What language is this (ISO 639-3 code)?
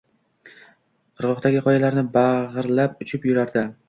uzb